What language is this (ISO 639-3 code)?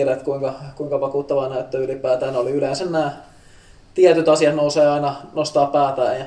fin